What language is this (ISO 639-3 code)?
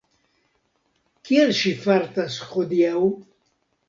epo